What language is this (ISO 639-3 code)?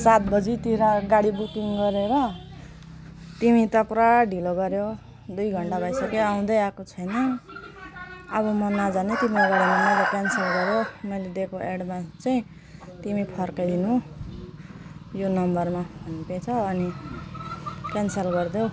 nep